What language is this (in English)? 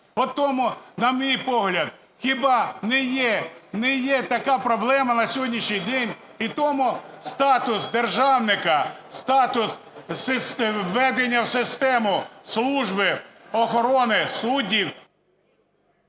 Ukrainian